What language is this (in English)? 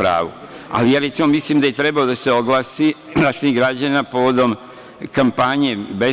Serbian